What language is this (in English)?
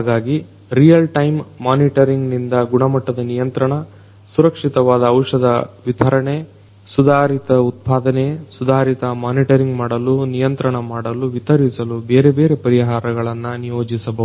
Kannada